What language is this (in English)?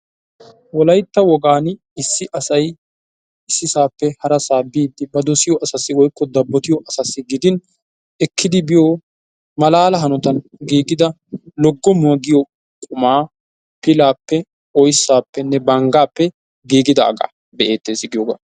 Wolaytta